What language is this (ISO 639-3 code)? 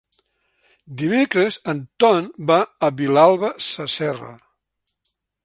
cat